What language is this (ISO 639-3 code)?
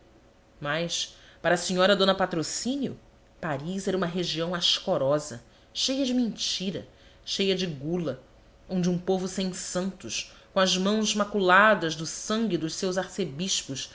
por